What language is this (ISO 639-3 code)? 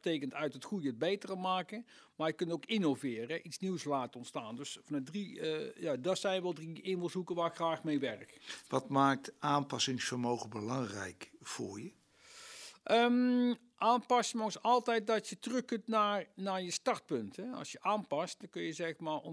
nld